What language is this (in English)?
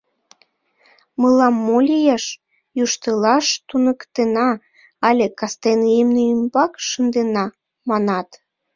Mari